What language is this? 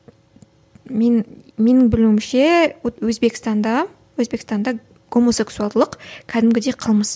Kazakh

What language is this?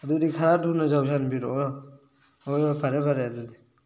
Manipuri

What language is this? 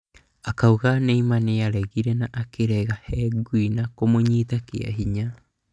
Kikuyu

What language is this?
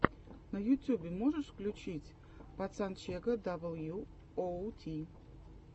Russian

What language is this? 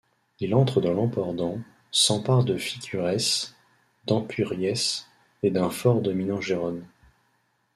French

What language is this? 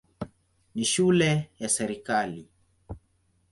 Swahili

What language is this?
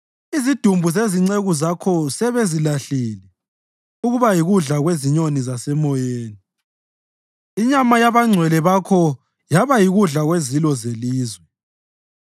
North Ndebele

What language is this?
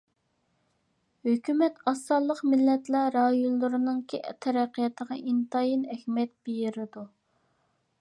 Uyghur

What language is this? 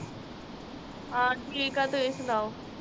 Punjabi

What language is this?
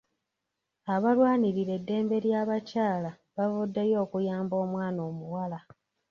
Ganda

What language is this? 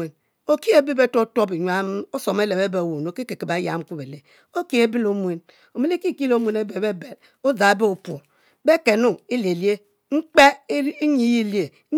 Mbe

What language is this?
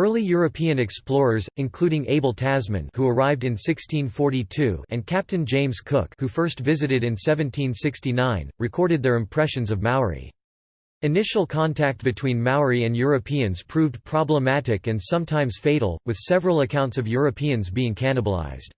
English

